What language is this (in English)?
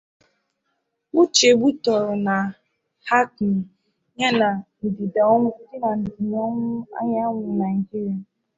Igbo